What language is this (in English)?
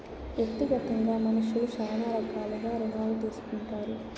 Telugu